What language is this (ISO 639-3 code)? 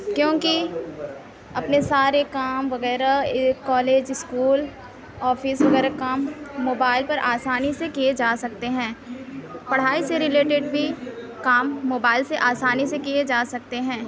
urd